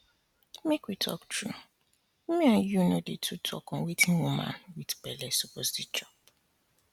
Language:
Nigerian Pidgin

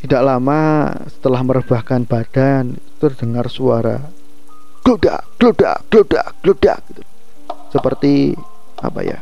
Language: Indonesian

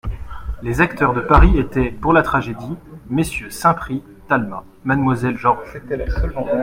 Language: French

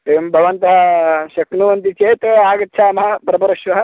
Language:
Sanskrit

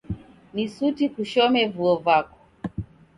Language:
Taita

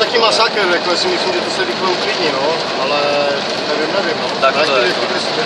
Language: Czech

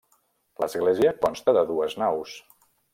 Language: Catalan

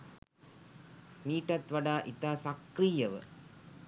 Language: Sinhala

